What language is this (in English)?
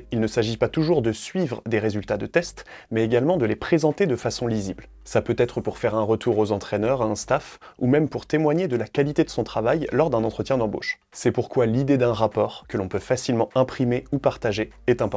French